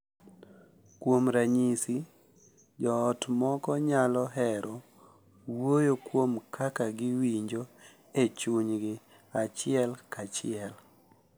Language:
Luo (Kenya and Tanzania)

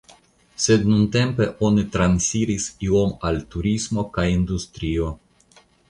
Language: Esperanto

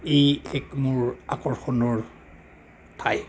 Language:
Assamese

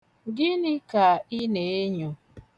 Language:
Igbo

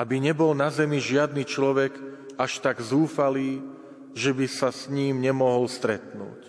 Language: Slovak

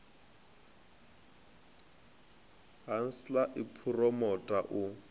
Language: Venda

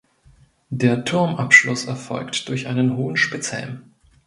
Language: German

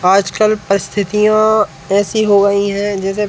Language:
Hindi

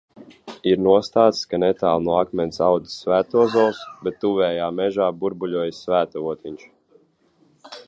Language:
Latvian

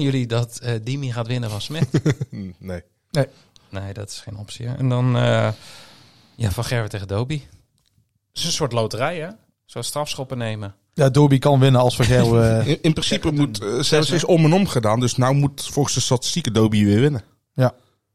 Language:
Dutch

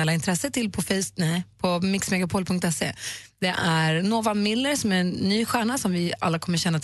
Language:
Swedish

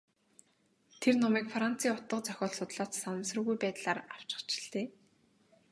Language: Mongolian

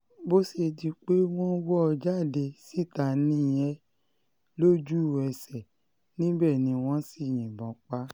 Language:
Yoruba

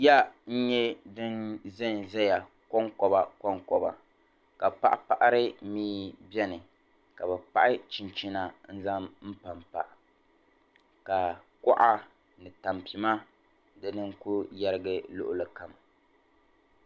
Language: Dagbani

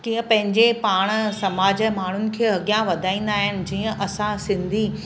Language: Sindhi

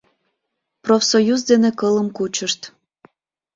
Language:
Mari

